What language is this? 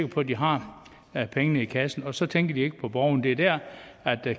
Danish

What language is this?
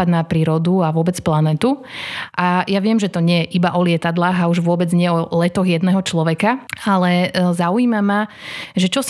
Slovak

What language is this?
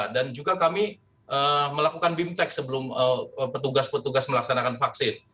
Indonesian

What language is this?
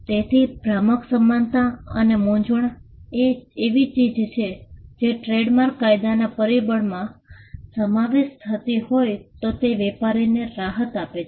Gujarati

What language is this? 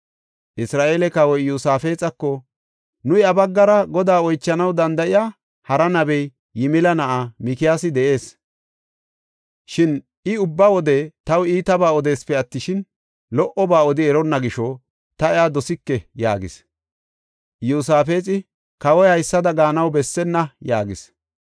Gofa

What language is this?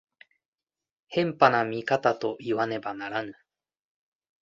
Japanese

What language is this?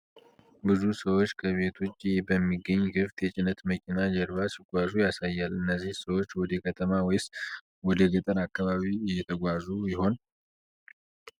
Amharic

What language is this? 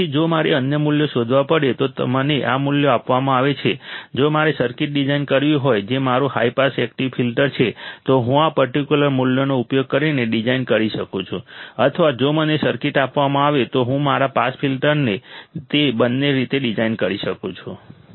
Gujarati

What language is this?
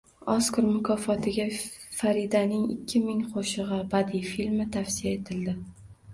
Uzbek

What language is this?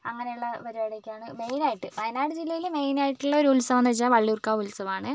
Malayalam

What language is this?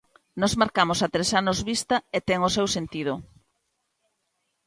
Galician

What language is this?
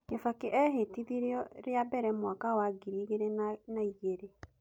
Kikuyu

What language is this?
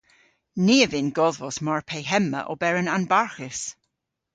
Cornish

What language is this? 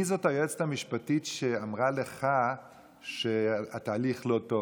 Hebrew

